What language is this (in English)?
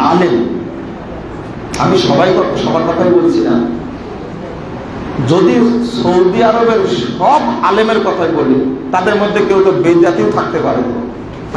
Indonesian